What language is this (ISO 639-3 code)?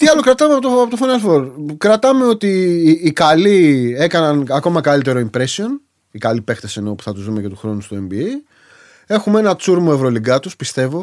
ell